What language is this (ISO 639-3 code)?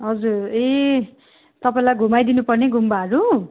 nep